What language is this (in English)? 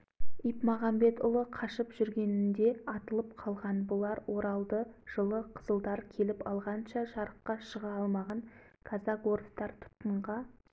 Kazakh